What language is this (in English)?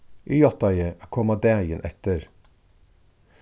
Faroese